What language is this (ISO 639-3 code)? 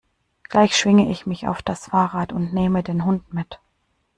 deu